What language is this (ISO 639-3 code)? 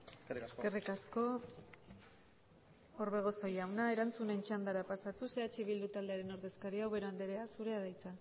eus